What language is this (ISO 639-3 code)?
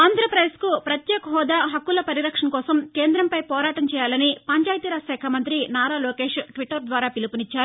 tel